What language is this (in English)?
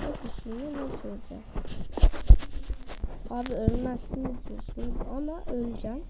Turkish